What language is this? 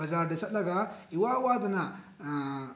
Manipuri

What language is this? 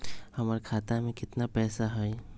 Magahi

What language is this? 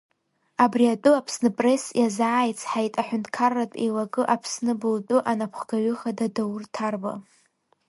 Abkhazian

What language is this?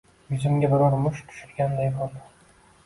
Uzbek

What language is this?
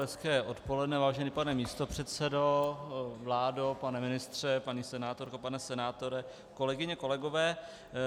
Czech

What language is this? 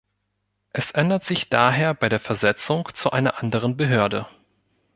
German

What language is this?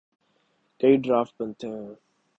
Urdu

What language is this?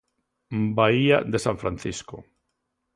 Galician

